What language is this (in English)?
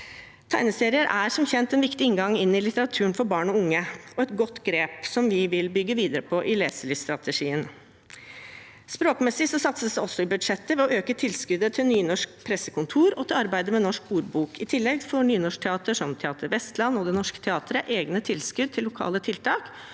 Norwegian